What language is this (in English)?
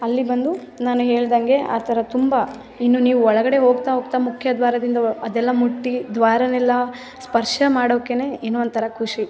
Kannada